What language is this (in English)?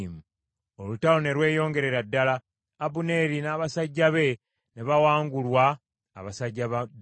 Ganda